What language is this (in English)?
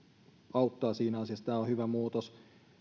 Finnish